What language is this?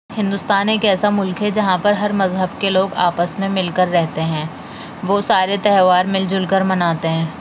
Urdu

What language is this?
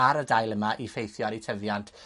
Welsh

